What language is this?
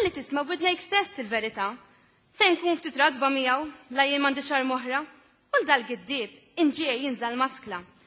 Arabic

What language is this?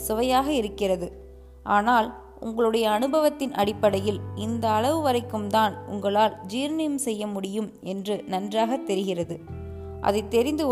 Tamil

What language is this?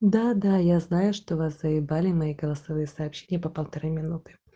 Russian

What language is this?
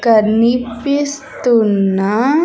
Telugu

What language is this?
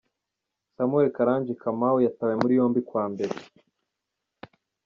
Kinyarwanda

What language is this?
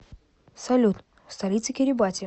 Russian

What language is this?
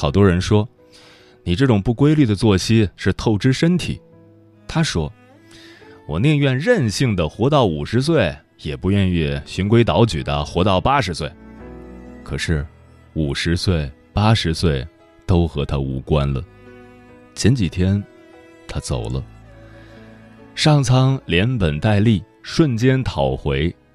Chinese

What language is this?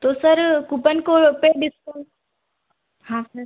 Hindi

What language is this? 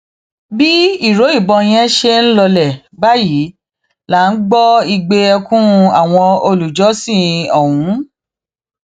Yoruba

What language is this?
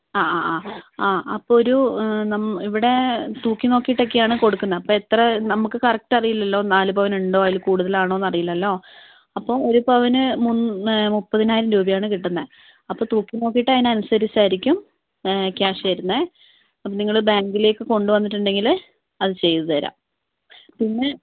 Malayalam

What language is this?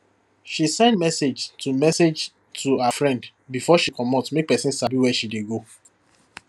Nigerian Pidgin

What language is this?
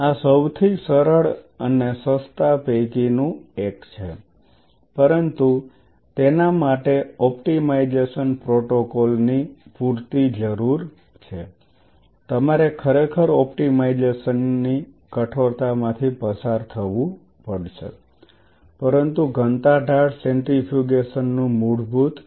Gujarati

